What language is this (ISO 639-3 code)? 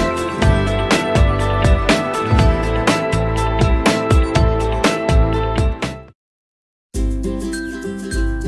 vie